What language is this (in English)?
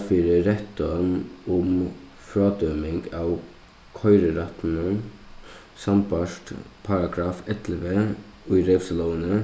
Faroese